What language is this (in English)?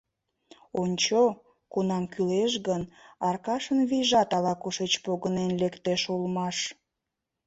Mari